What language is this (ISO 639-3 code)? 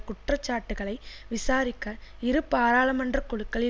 tam